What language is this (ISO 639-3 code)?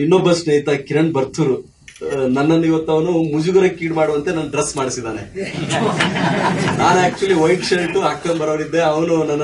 kor